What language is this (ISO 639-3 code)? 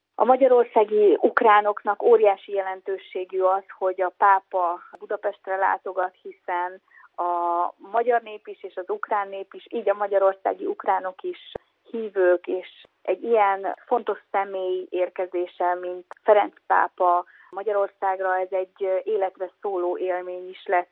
hun